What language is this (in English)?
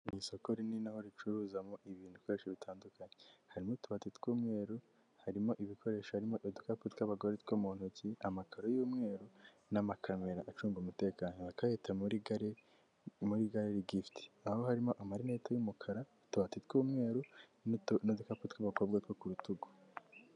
Kinyarwanda